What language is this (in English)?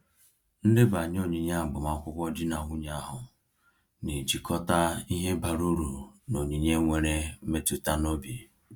Igbo